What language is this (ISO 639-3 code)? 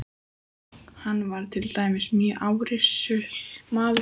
isl